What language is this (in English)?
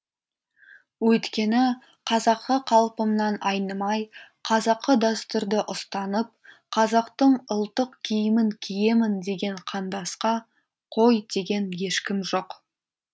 Kazakh